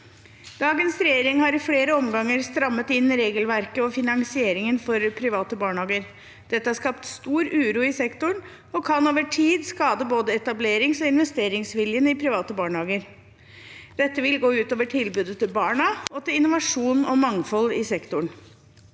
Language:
Norwegian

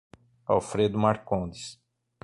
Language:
Portuguese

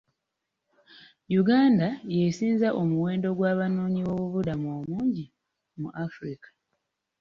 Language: Ganda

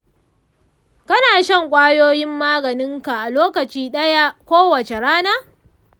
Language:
Hausa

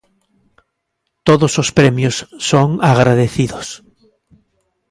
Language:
Galician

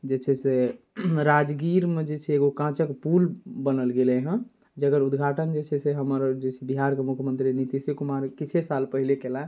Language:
Maithili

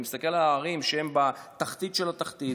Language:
Hebrew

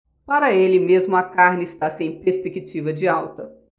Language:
Portuguese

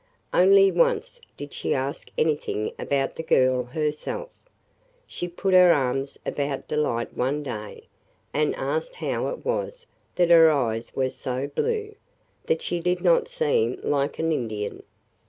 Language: English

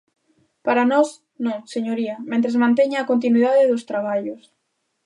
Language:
Galician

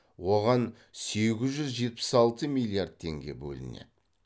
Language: Kazakh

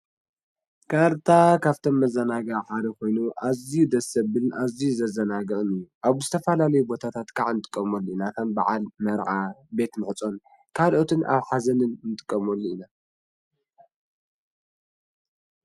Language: Tigrinya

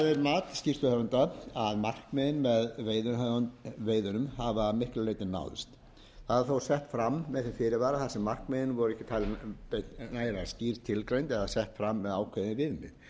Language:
Icelandic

